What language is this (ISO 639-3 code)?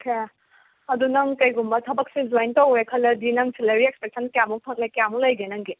mni